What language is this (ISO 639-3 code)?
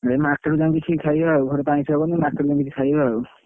ori